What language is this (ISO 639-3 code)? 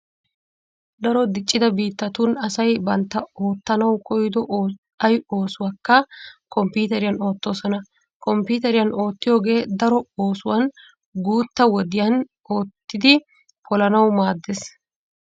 wal